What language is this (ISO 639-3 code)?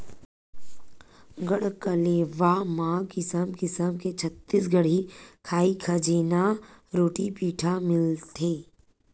hne